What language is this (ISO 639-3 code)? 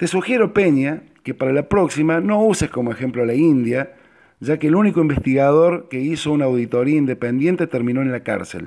spa